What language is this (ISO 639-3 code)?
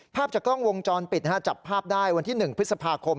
tha